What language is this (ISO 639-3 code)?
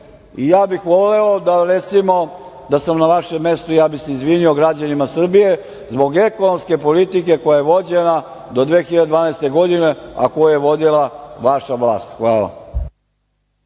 srp